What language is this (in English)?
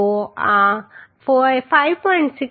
Gujarati